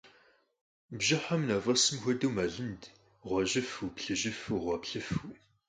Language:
Kabardian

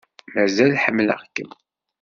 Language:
Kabyle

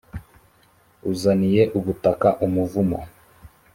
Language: Kinyarwanda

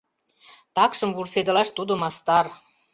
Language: Mari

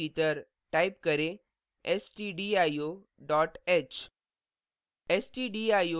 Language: Hindi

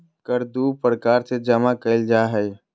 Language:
Magahi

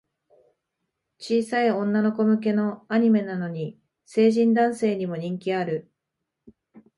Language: Japanese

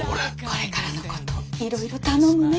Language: Japanese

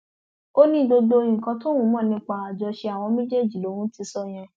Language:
Yoruba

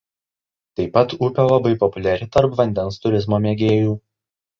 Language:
Lithuanian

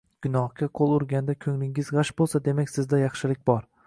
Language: Uzbek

